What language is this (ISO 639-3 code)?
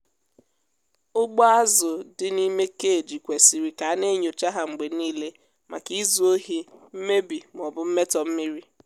ibo